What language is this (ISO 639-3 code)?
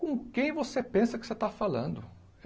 por